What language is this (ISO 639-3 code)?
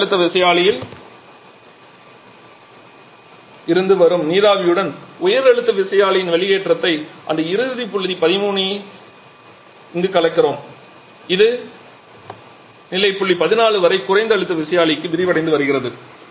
tam